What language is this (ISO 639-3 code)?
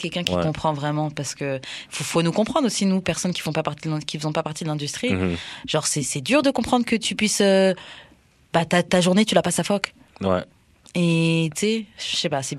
fra